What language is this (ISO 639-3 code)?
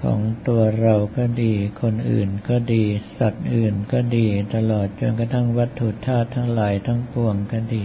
tha